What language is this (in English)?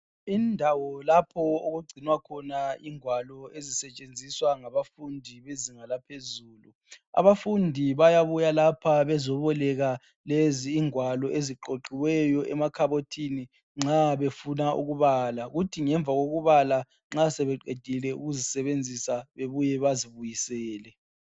North Ndebele